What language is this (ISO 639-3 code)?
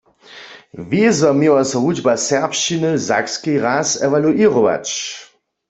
hsb